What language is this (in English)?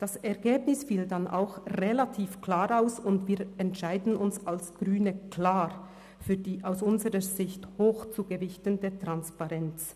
Swiss German